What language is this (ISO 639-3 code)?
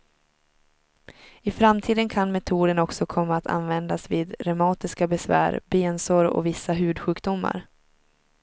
swe